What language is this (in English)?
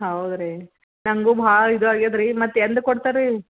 Kannada